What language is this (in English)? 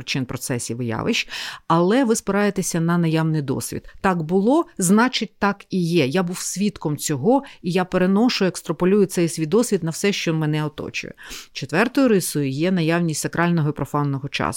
Ukrainian